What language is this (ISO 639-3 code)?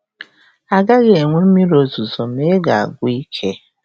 ibo